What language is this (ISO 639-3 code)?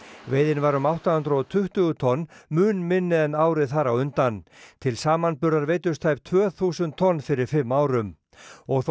isl